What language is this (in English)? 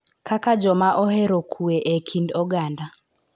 Luo (Kenya and Tanzania)